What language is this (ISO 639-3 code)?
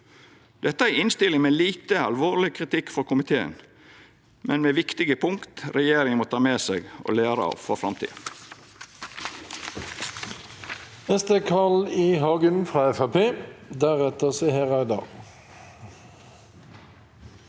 nor